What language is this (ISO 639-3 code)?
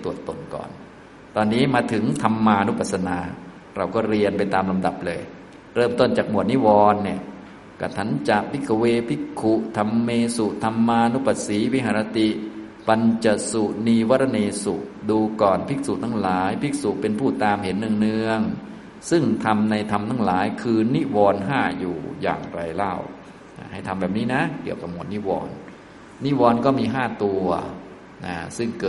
tha